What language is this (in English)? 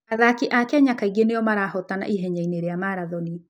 Kikuyu